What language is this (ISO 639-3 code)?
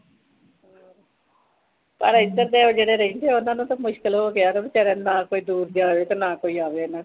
pan